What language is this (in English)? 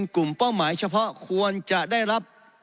Thai